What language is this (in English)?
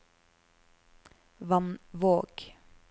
Norwegian